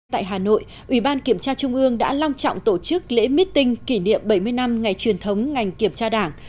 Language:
Vietnamese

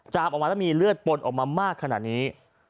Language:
Thai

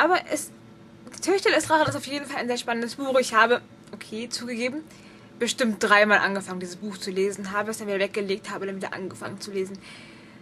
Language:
German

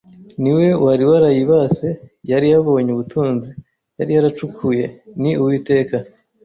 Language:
Kinyarwanda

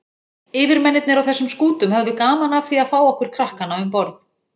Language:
Icelandic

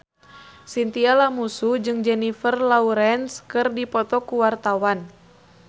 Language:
Sundanese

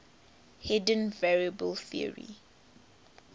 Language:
English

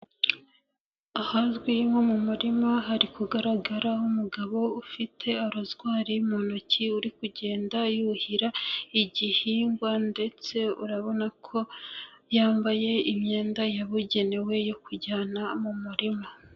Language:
Kinyarwanda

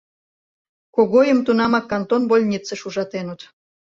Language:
Mari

